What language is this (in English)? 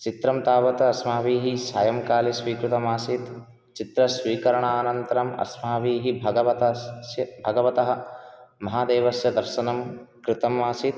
Sanskrit